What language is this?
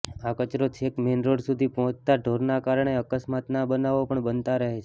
Gujarati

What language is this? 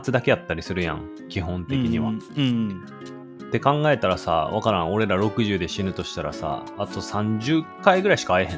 Japanese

